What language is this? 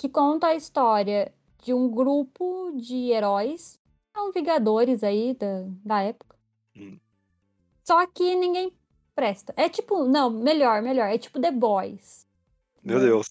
Portuguese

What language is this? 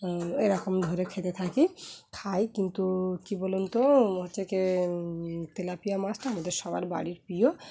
Bangla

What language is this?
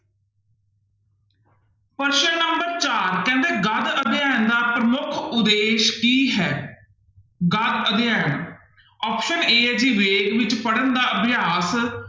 Punjabi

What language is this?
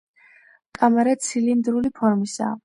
Georgian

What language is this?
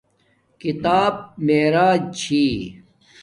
Domaaki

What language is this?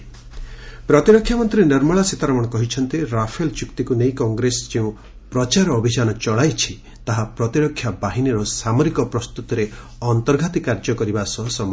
Odia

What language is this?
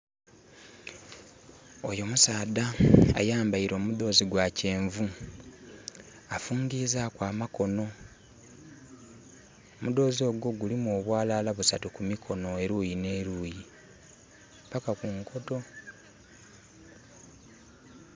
Soga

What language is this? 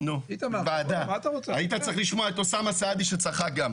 Hebrew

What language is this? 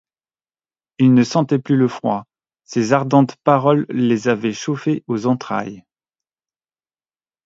French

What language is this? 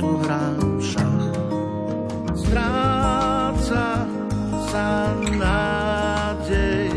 Slovak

